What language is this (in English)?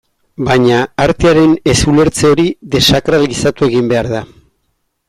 Basque